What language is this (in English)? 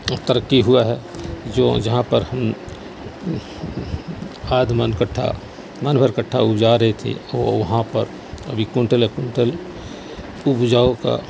Urdu